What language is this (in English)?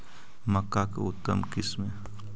Magahi